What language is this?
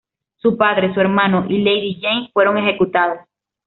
Spanish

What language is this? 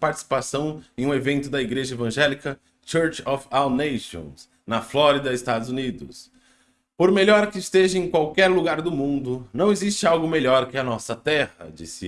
Portuguese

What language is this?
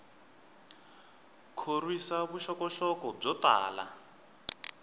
Tsonga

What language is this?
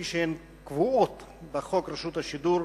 Hebrew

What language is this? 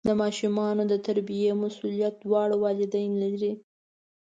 Pashto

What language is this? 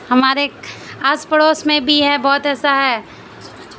Urdu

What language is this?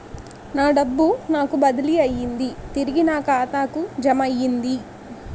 Telugu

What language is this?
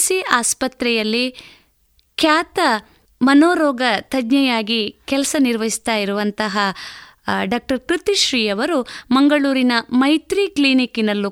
Kannada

